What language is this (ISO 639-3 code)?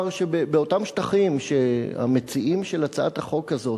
heb